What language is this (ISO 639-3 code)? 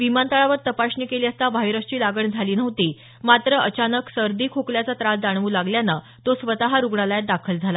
mar